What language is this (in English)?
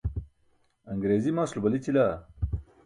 Burushaski